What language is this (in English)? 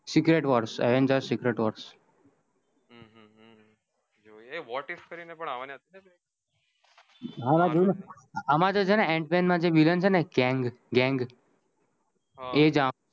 Gujarati